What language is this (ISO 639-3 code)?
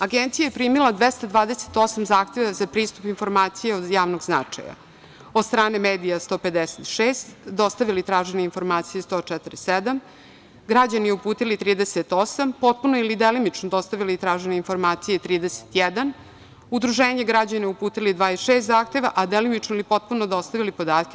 srp